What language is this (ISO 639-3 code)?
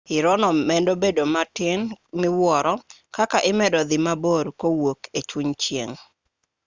luo